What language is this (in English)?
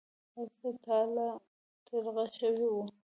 Pashto